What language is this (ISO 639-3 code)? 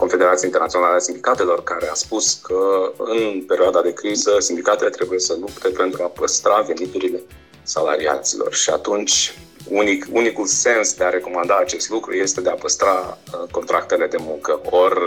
ron